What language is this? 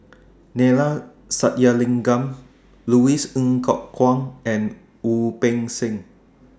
English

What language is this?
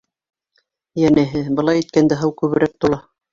Bashkir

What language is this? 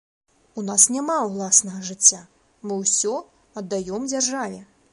Belarusian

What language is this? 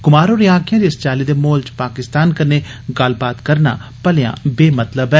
Dogri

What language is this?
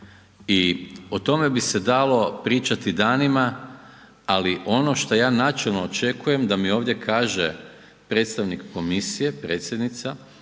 Croatian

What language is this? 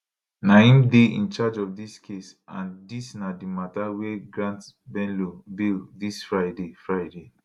Nigerian Pidgin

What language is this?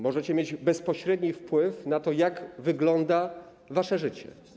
Polish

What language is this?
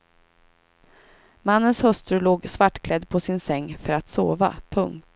Swedish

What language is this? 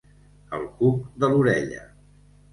Catalan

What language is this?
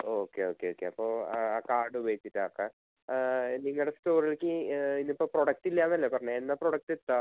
Malayalam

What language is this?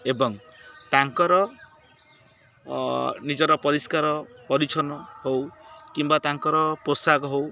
Odia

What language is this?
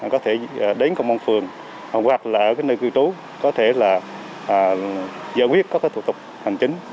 Vietnamese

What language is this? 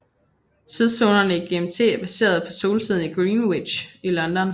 Danish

